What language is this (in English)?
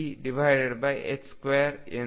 Kannada